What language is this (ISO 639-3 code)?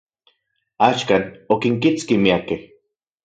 ncx